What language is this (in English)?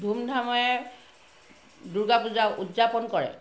Assamese